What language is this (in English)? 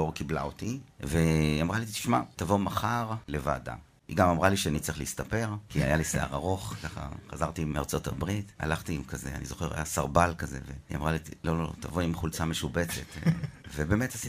Hebrew